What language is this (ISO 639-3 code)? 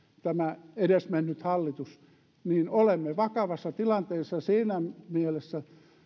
fin